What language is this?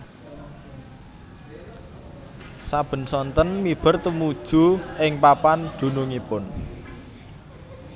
Javanese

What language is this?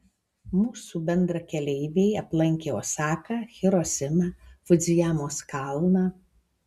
Lithuanian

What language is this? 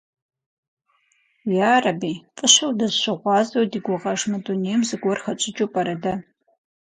Kabardian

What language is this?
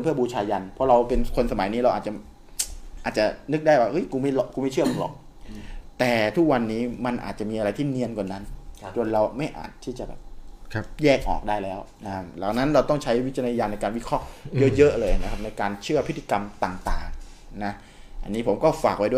Thai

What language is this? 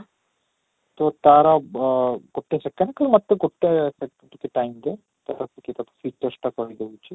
Odia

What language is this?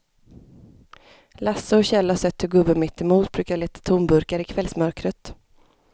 Swedish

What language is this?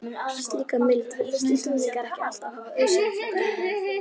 Icelandic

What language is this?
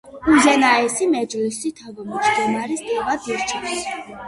Georgian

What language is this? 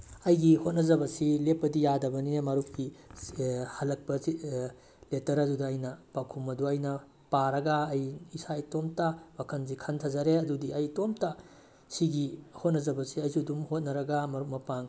Manipuri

